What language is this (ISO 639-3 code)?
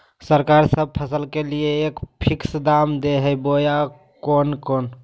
mag